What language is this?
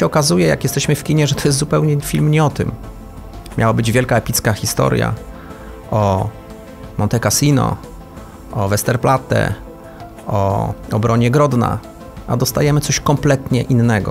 Polish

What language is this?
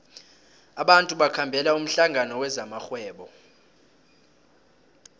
South Ndebele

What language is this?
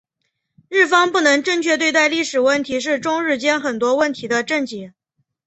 Chinese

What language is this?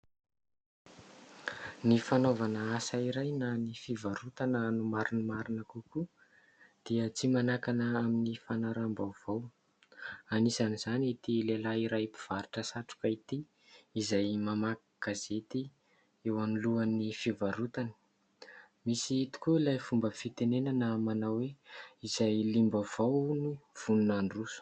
Malagasy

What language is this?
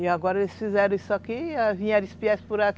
Portuguese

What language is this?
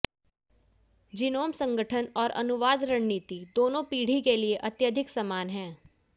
Hindi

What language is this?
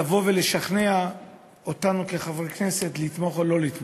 Hebrew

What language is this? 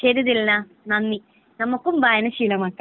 Malayalam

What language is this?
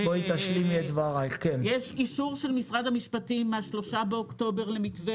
Hebrew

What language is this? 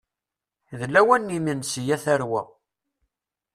Kabyle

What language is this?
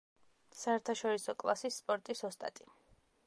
Georgian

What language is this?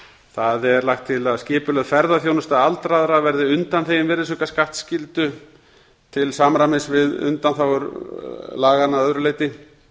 Icelandic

